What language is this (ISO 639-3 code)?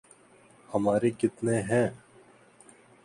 urd